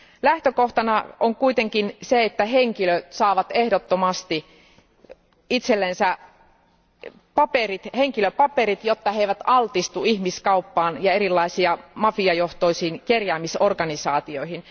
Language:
Finnish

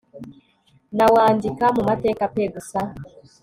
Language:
Kinyarwanda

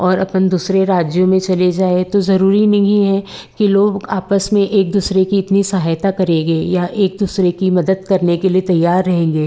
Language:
Hindi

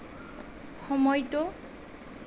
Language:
Assamese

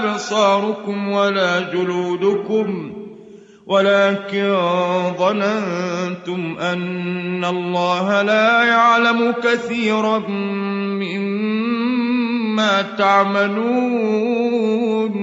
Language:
Arabic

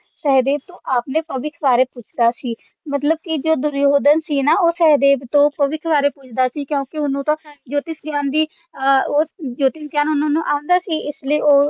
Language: Punjabi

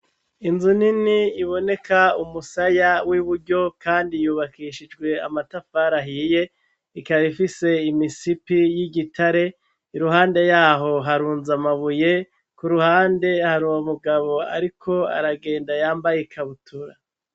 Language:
Rundi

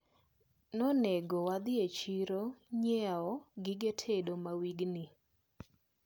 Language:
Luo (Kenya and Tanzania)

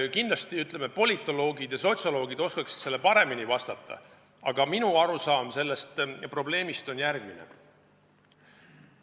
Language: Estonian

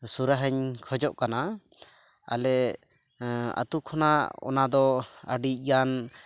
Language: Santali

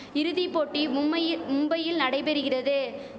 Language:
Tamil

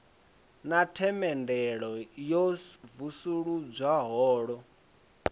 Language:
Venda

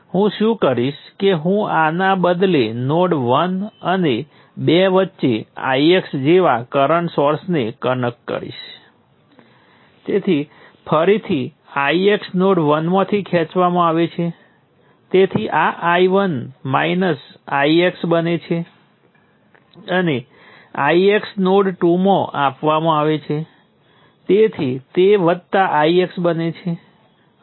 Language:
Gujarati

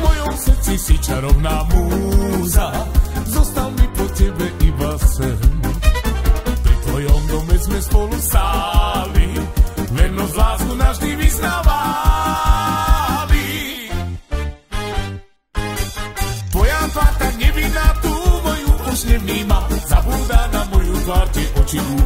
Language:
Romanian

